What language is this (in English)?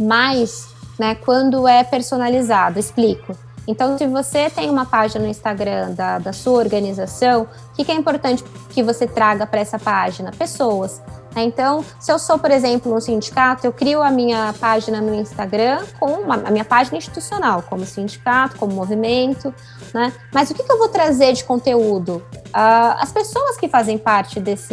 Portuguese